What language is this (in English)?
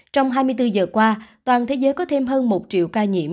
Vietnamese